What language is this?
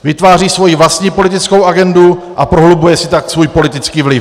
Czech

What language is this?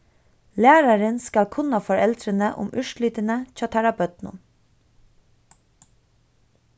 Faroese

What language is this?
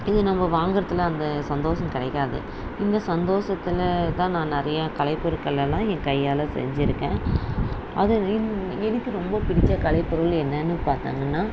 Tamil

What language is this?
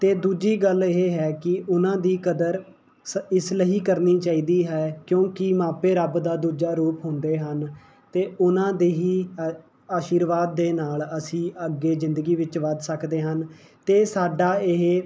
Punjabi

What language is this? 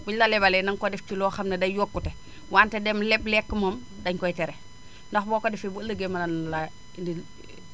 Wolof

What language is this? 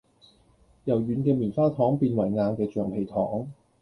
Cantonese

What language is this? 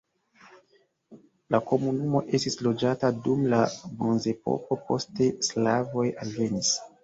Esperanto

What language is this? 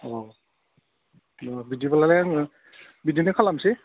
Bodo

